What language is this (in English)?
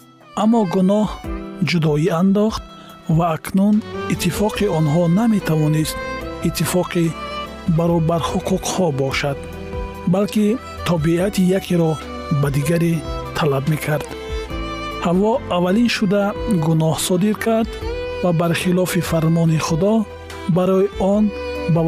Persian